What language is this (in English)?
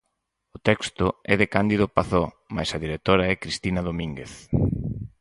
Galician